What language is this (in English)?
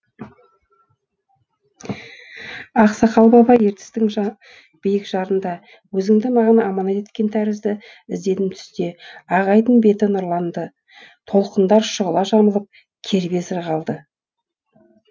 Kazakh